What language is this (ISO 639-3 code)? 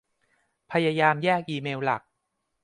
tha